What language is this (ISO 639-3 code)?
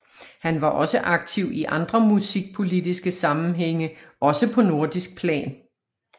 dan